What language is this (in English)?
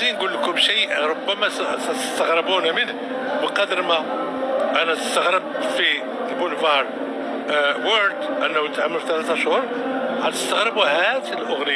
Arabic